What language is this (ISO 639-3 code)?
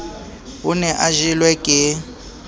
sot